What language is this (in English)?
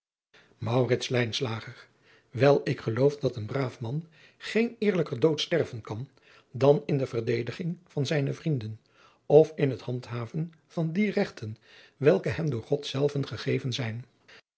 Dutch